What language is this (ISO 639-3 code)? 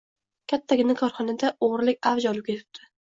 uzb